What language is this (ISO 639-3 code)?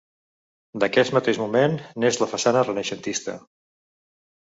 cat